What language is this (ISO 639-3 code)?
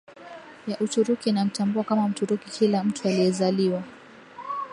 swa